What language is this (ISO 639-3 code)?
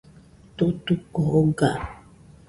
hux